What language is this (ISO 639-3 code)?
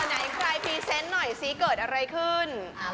tha